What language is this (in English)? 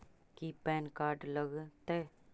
Magahi